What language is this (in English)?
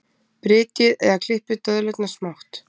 Icelandic